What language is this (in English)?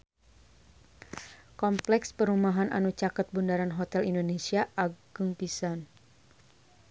Sundanese